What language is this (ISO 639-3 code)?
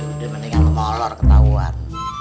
ind